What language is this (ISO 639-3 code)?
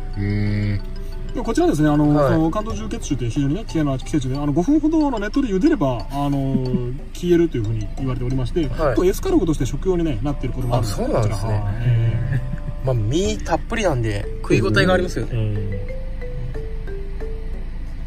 jpn